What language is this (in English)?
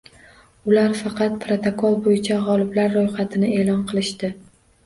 Uzbek